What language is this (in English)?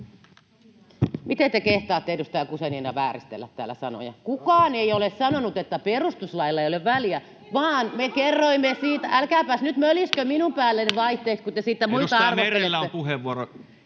Finnish